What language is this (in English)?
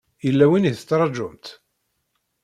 Kabyle